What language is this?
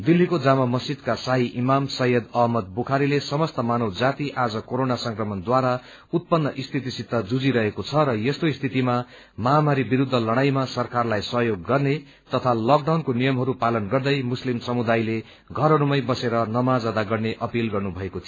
Nepali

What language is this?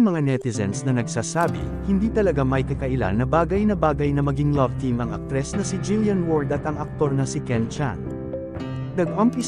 Filipino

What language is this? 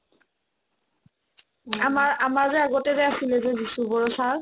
Assamese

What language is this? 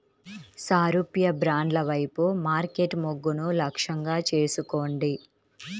Telugu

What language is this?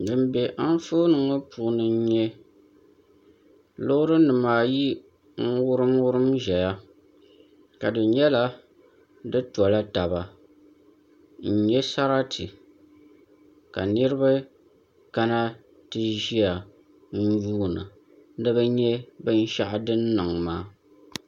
Dagbani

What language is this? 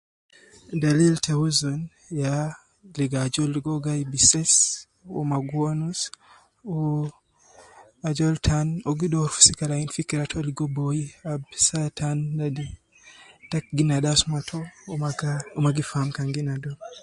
Nubi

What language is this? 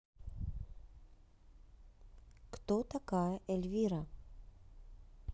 Russian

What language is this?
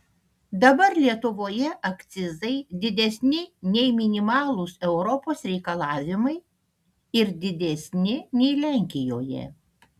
Lithuanian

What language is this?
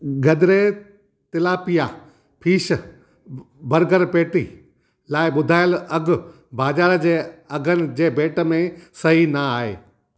Sindhi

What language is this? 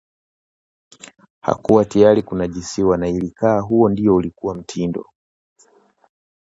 Swahili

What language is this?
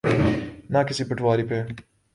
Urdu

